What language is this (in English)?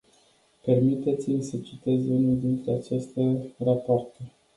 Romanian